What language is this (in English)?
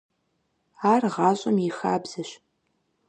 Kabardian